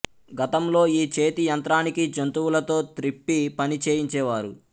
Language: Telugu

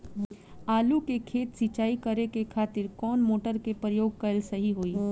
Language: Bhojpuri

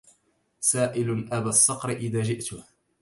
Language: Arabic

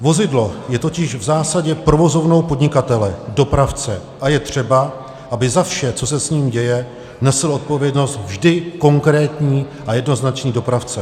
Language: Czech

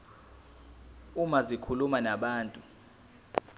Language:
Zulu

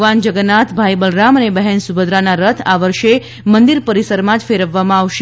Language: Gujarati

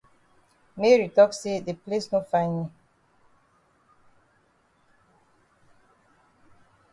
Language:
Cameroon Pidgin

